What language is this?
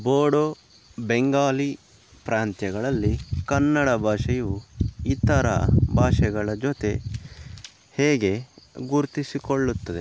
Kannada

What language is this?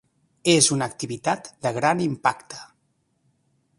Catalan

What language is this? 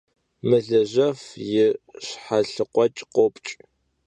Kabardian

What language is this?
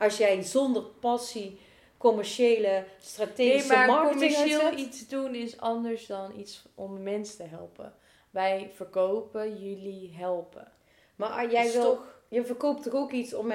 Dutch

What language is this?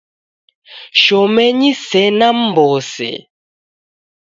Taita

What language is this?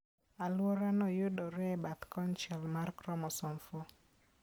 Luo (Kenya and Tanzania)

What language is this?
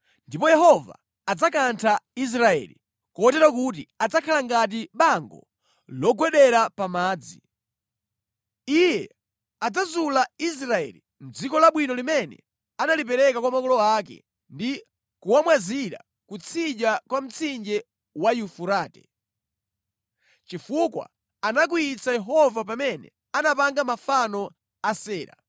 Nyanja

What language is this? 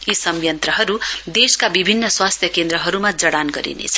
Nepali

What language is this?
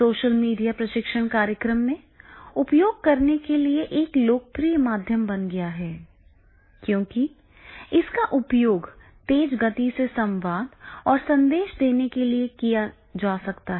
Hindi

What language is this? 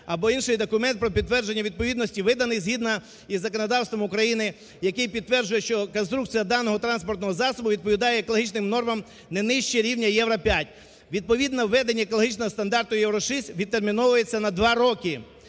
Ukrainian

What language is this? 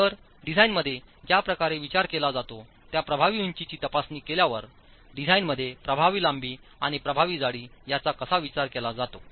Marathi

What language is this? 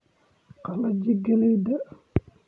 Somali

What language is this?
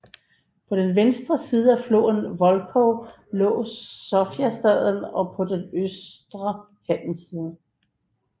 Danish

